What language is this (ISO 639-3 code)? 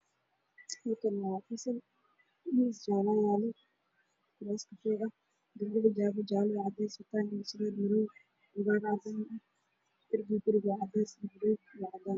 som